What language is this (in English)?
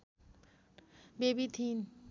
Nepali